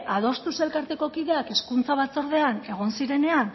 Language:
Basque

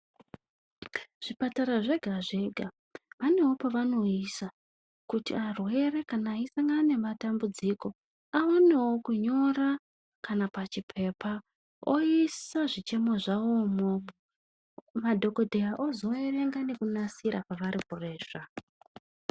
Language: Ndau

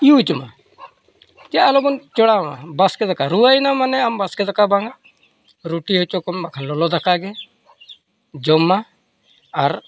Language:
Santali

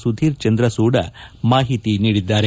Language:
Kannada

